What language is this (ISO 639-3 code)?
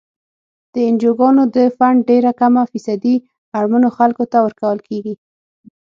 pus